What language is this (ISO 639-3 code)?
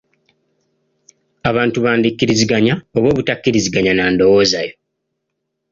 lug